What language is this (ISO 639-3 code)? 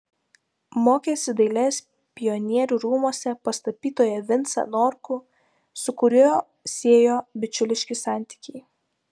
lit